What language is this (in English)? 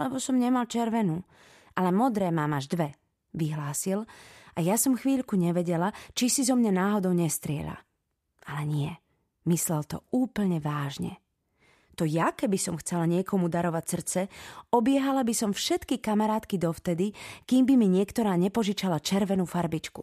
Slovak